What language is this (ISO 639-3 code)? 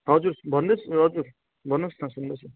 nep